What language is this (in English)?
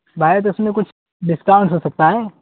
Urdu